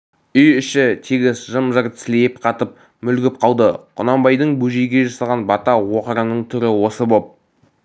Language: Kazakh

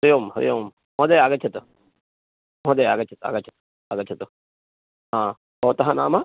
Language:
Sanskrit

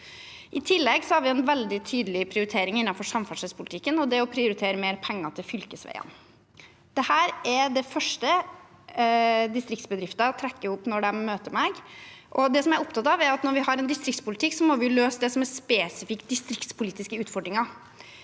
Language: Norwegian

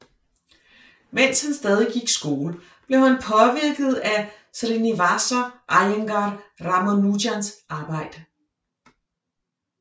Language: Danish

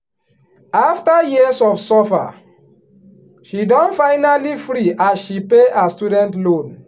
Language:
Nigerian Pidgin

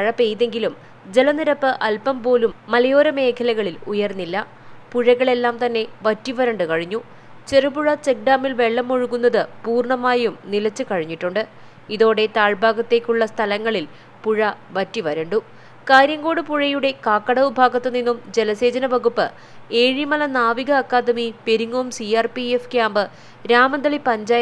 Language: Malayalam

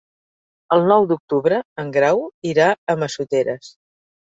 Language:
Catalan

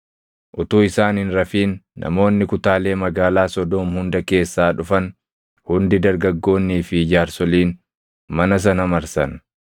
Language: Oromo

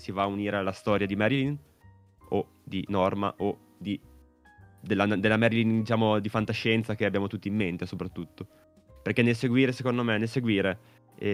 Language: Italian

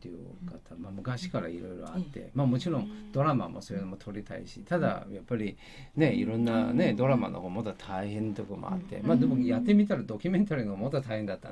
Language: Japanese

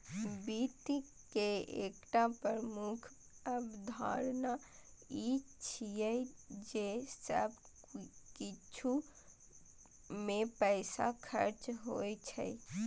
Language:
Maithili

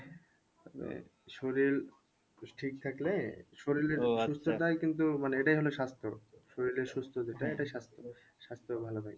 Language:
Bangla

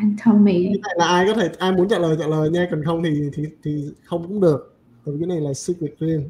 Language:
Vietnamese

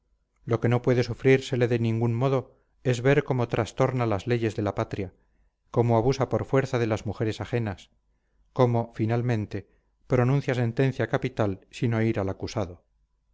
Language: Spanish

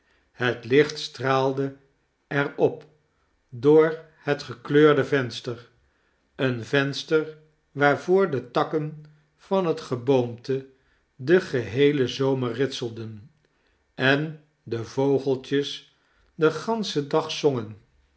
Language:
Dutch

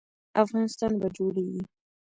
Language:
Pashto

